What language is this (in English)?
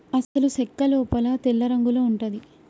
Telugu